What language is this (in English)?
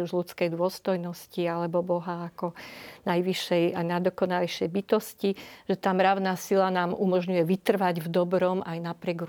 Slovak